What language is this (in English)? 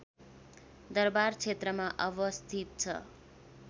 Nepali